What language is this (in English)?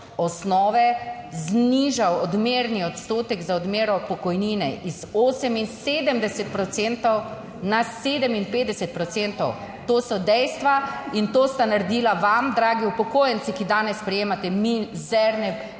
Slovenian